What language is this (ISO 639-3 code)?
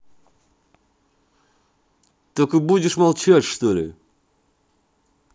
rus